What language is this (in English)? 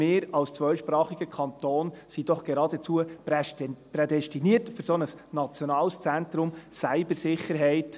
Swiss German